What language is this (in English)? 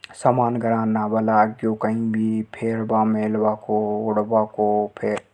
Hadothi